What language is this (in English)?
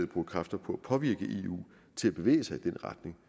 Danish